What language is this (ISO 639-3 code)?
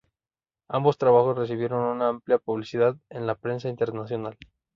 spa